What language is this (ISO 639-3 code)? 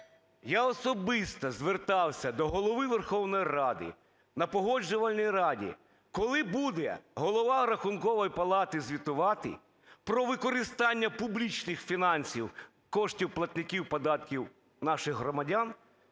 ukr